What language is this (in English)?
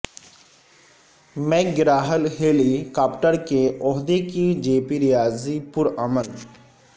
Urdu